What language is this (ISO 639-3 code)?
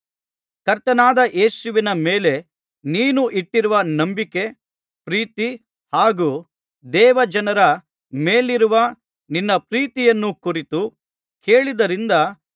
kan